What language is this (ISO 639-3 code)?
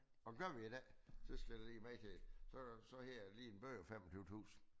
dan